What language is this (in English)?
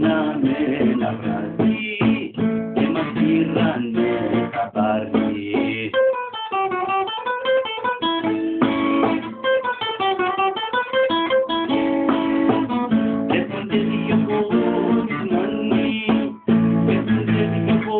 Indonesian